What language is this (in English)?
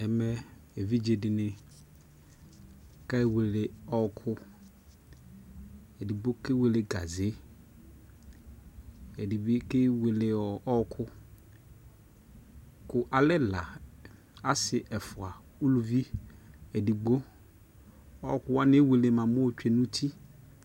Ikposo